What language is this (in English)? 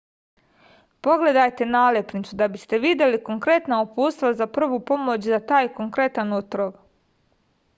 Serbian